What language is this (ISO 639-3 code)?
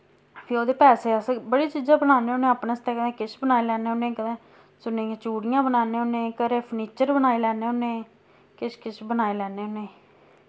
doi